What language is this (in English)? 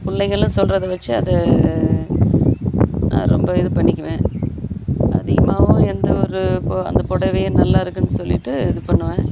Tamil